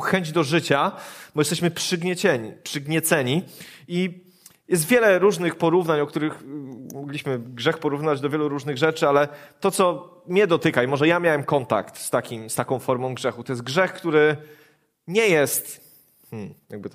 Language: Polish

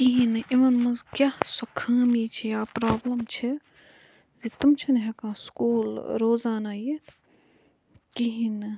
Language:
Kashmiri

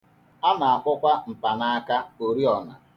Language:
Igbo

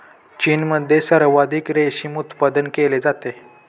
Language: Marathi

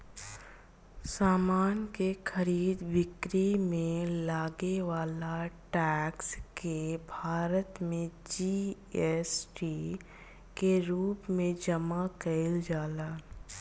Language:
Bhojpuri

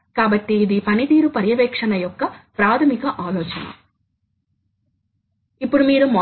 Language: Telugu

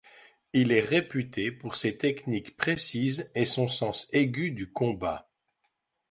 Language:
French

